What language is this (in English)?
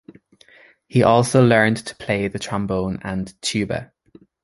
English